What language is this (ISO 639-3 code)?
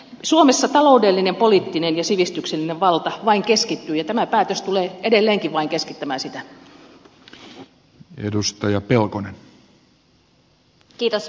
fin